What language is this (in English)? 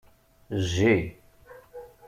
Kabyle